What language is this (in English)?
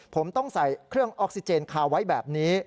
Thai